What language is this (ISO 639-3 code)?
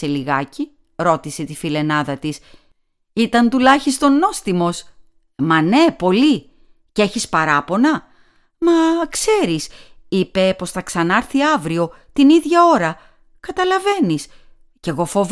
ell